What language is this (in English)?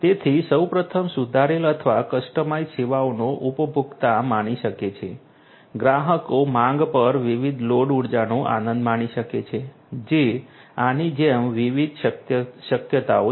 Gujarati